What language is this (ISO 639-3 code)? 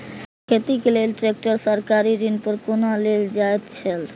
mai